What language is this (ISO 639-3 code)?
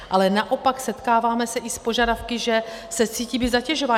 ces